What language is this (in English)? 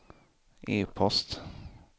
Swedish